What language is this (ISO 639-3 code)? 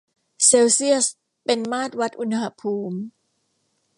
tha